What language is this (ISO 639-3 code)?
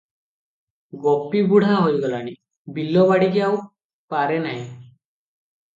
ori